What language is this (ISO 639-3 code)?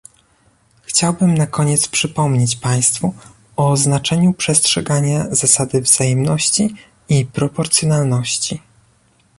pol